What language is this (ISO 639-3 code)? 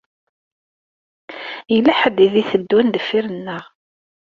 kab